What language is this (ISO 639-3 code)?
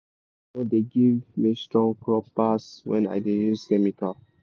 pcm